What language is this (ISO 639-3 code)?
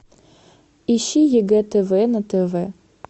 rus